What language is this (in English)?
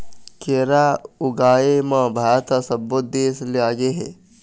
Chhattisgarhi